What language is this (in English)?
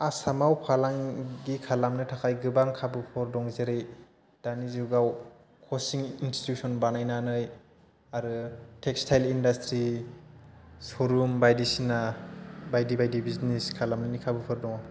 Bodo